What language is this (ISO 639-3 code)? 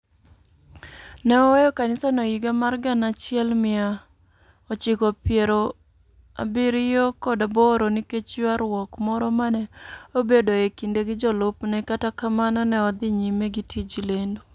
luo